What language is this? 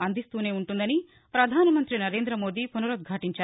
Telugu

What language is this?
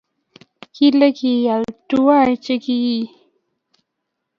Kalenjin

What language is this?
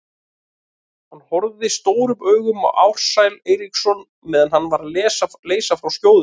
Icelandic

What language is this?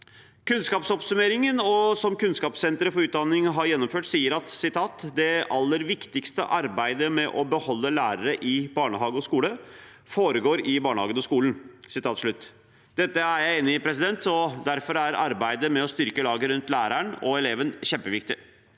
Norwegian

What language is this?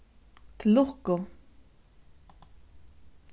Faroese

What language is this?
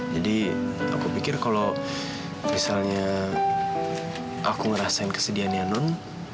Indonesian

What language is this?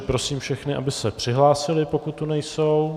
Czech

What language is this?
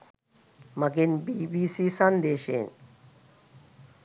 Sinhala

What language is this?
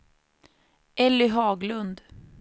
Swedish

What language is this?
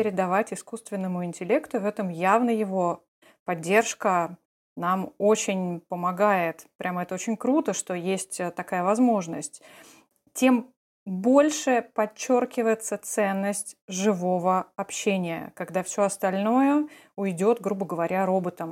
Russian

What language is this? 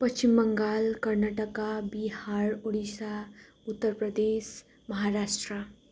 Nepali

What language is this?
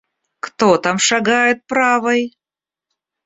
Russian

